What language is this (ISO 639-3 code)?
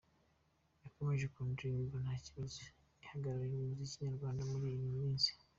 kin